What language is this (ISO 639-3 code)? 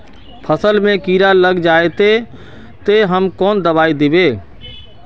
mag